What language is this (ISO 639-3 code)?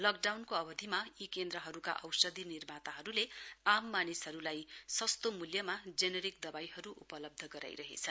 nep